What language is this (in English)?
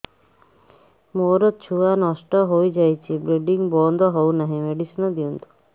Odia